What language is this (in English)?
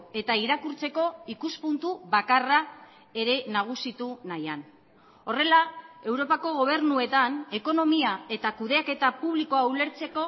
Basque